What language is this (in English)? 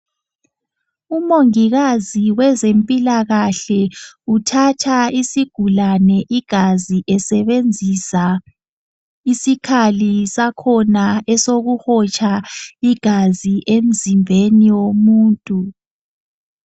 North Ndebele